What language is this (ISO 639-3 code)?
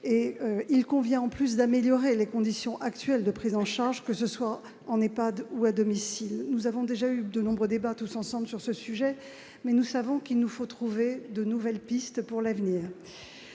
fra